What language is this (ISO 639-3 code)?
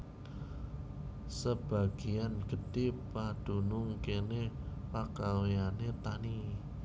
jav